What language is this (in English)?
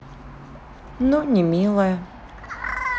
Russian